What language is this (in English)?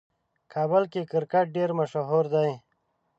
Pashto